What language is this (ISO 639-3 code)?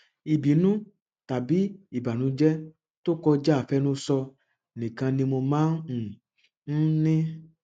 yor